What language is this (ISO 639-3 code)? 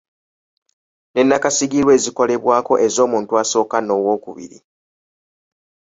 lug